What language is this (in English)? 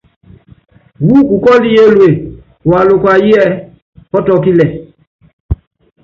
Yangben